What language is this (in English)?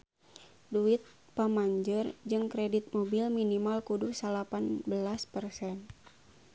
Sundanese